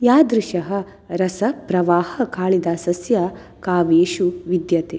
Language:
Sanskrit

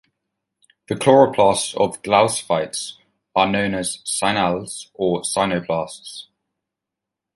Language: English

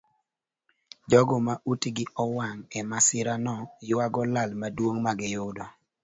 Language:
Luo (Kenya and Tanzania)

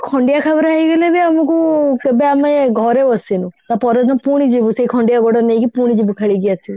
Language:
Odia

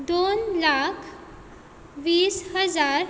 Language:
Konkani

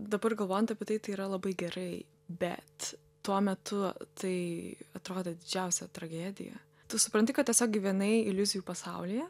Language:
Lithuanian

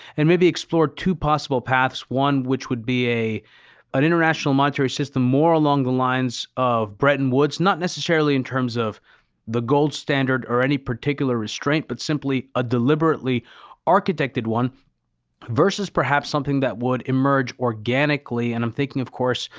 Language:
English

